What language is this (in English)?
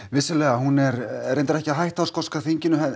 Icelandic